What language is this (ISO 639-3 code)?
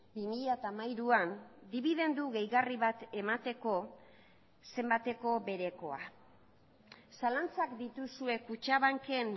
eus